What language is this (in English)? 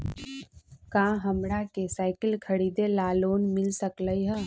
Magahi